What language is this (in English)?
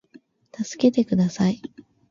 Japanese